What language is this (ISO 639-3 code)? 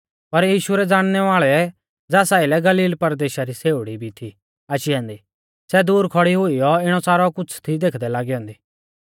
bfz